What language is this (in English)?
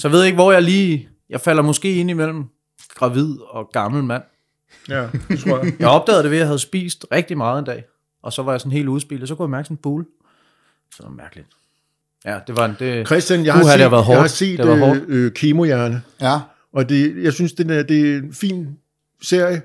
Danish